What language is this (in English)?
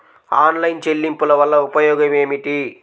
Telugu